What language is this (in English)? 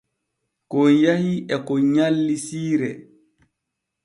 Borgu Fulfulde